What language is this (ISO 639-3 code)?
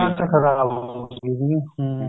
pan